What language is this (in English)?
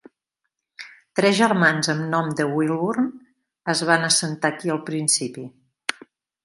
Catalan